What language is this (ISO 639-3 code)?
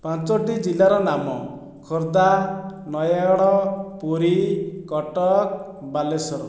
ori